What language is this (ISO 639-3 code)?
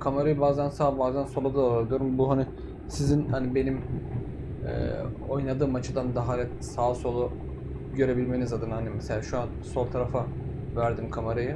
tur